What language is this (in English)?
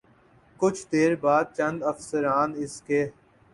Urdu